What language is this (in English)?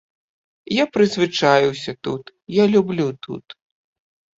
Belarusian